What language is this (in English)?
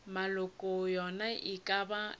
Northern Sotho